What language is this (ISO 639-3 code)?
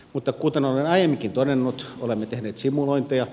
fin